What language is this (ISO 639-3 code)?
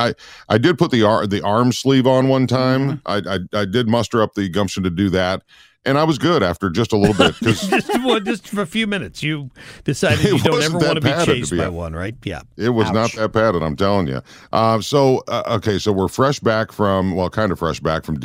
eng